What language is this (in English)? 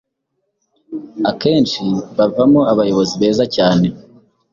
Kinyarwanda